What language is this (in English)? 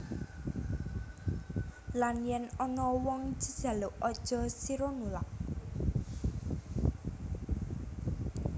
Javanese